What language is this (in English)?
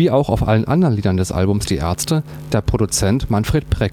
German